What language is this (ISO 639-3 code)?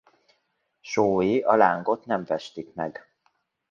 hun